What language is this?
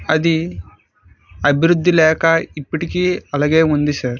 Telugu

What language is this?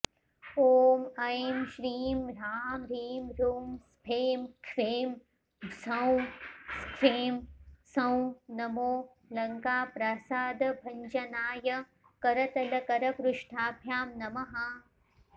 Sanskrit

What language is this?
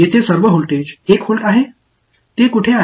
Tamil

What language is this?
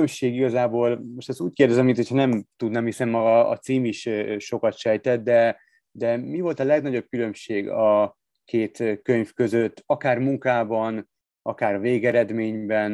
Hungarian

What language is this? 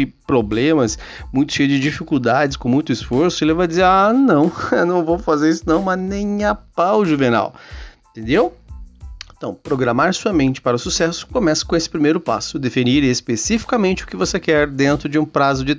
Portuguese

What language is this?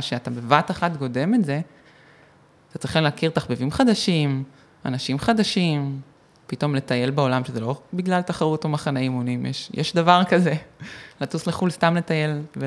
Hebrew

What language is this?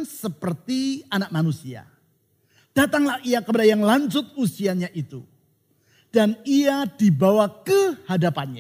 Indonesian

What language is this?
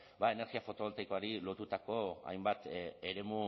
Basque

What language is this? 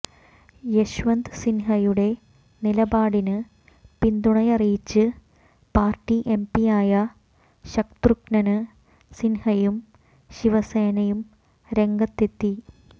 Malayalam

